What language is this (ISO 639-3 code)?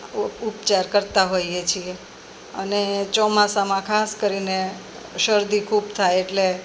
guj